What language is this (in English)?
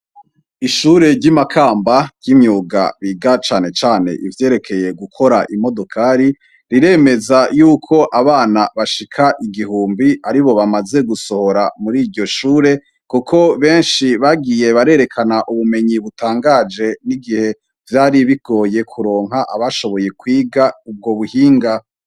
Rundi